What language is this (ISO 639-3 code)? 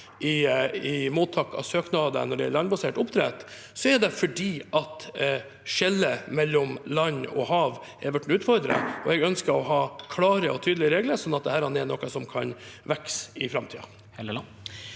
nor